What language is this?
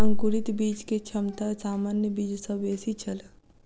Maithili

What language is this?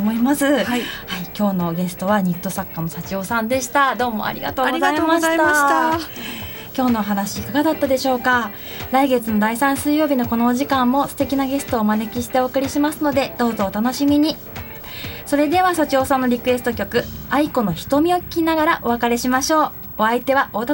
Japanese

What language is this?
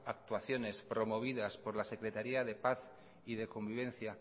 Spanish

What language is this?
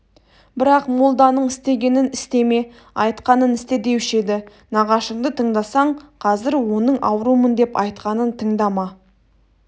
Kazakh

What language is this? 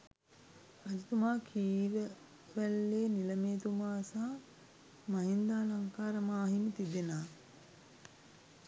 Sinhala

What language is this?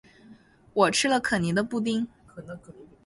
Chinese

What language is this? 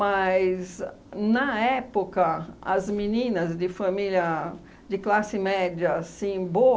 Portuguese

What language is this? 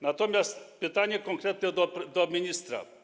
Polish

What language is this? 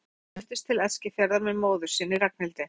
Icelandic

